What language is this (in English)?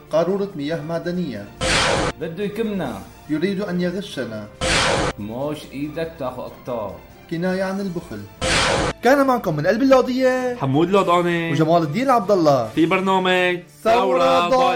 Arabic